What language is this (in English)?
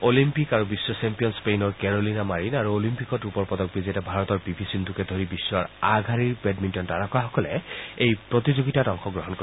Assamese